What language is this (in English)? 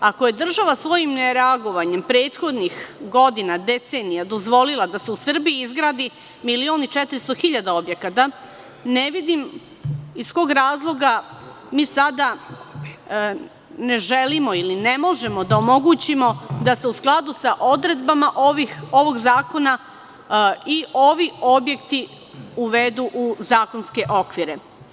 Serbian